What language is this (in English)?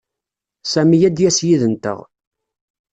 Kabyle